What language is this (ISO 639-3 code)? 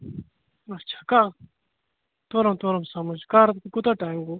kas